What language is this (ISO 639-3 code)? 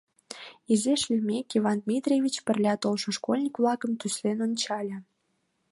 chm